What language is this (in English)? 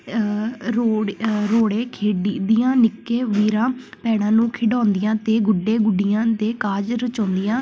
Punjabi